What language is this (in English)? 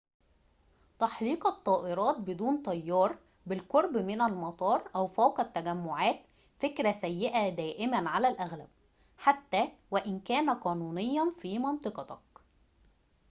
Arabic